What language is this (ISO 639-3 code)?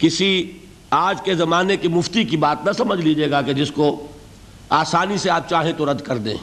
urd